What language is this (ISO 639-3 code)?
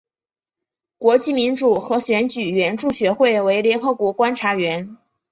zho